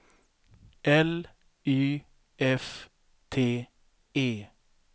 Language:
Swedish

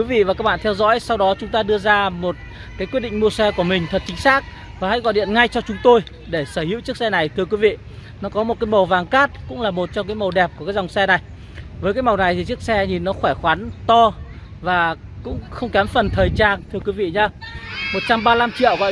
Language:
Vietnamese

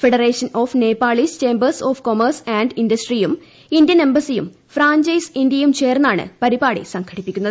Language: Malayalam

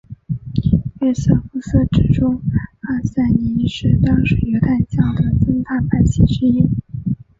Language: Chinese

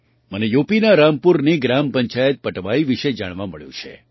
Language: Gujarati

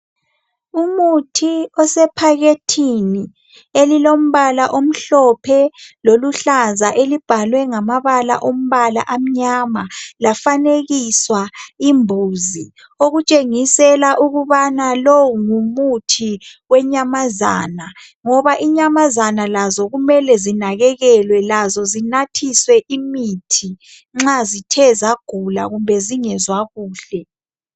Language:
North Ndebele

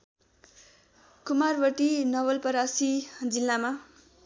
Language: Nepali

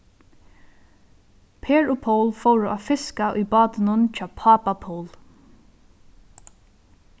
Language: Faroese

